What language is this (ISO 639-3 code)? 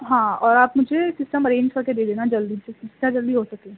urd